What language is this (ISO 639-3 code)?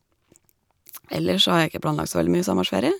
nor